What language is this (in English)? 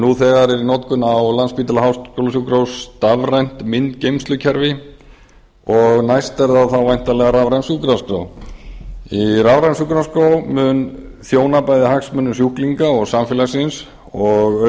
Icelandic